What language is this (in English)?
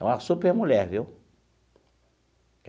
Portuguese